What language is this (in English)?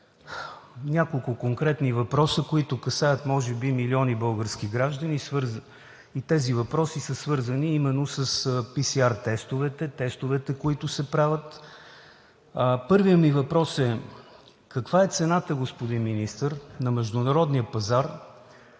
Bulgarian